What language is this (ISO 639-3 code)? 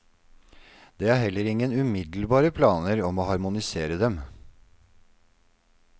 nor